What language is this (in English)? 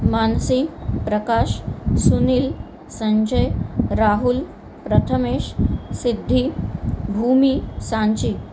Marathi